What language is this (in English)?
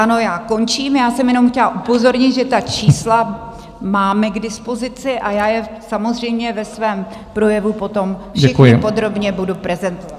Czech